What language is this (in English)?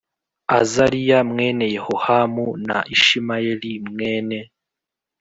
Kinyarwanda